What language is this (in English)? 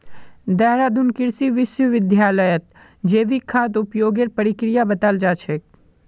Magahi